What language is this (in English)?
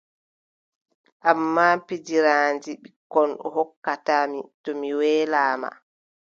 Adamawa Fulfulde